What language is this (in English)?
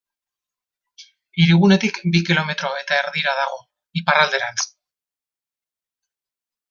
Basque